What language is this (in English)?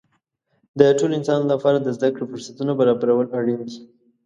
Pashto